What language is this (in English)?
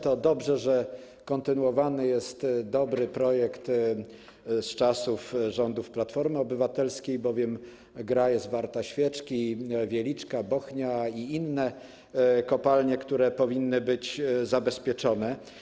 Polish